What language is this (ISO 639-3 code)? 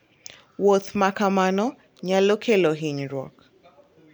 luo